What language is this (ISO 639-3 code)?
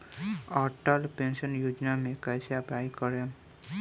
bho